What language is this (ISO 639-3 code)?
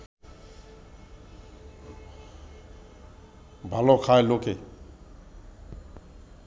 ben